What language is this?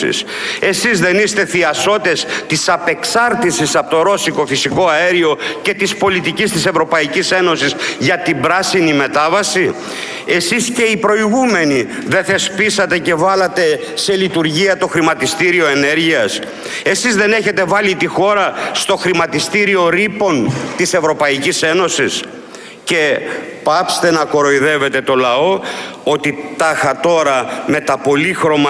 Greek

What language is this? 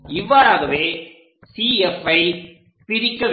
Tamil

